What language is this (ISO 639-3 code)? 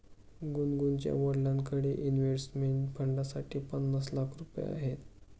mar